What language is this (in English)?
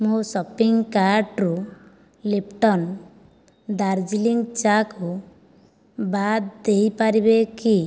Odia